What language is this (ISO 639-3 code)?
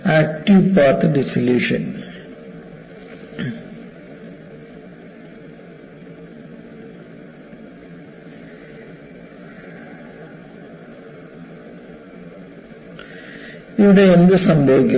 mal